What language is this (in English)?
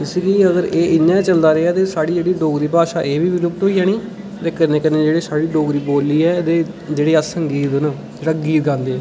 Dogri